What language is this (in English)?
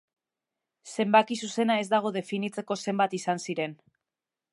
Basque